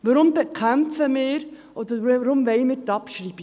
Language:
Swiss German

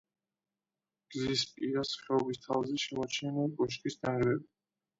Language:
Georgian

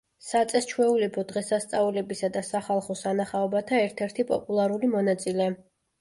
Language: Georgian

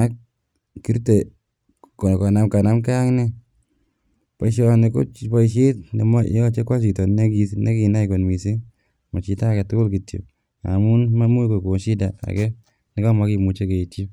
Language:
Kalenjin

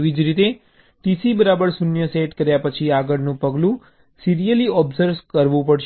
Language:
Gujarati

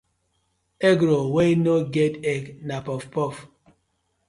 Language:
Nigerian Pidgin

